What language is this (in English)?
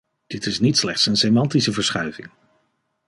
Dutch